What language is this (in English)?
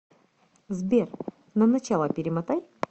Russian